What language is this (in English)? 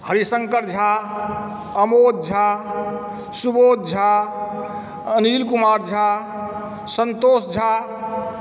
Maithili